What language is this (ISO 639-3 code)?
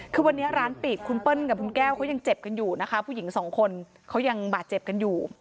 tha